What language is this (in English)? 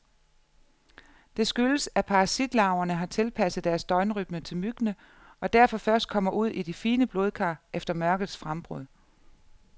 Danish